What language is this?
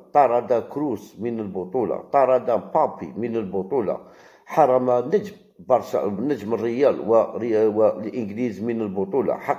Arabic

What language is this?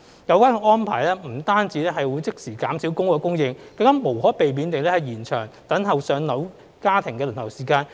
Cantonese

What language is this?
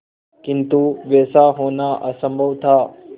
Hindi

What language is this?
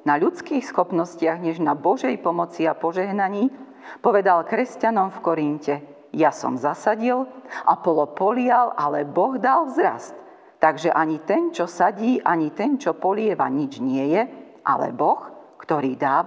Slovak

